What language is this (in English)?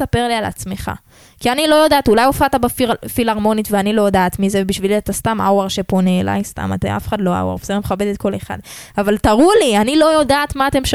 Hebrew